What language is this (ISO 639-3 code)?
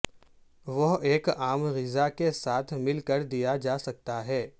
urd